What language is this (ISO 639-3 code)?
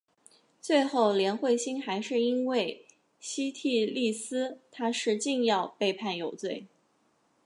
zho